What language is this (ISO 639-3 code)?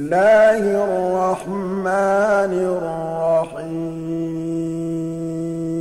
ara